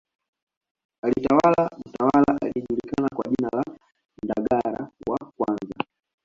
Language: Swahili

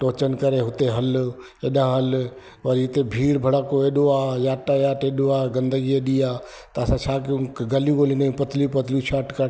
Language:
Sindhi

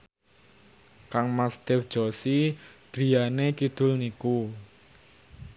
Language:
Javanese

